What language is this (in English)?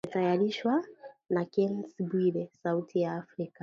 Swahili